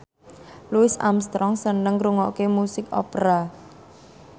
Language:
Javanese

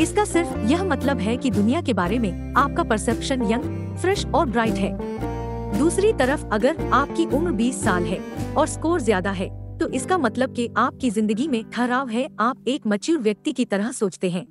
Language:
Hindi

